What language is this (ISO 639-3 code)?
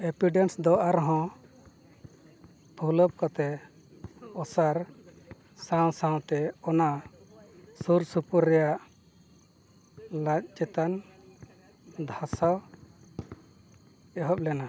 sat